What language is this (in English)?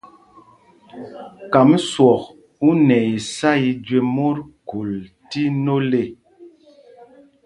Mpumpong